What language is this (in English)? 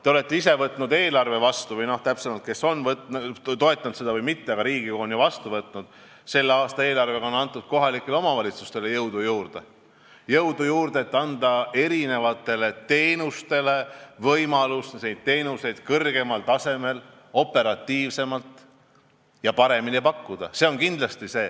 Estonian